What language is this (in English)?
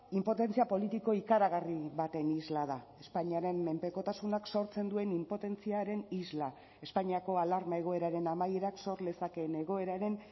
Basque